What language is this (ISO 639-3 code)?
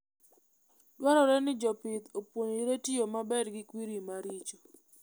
luo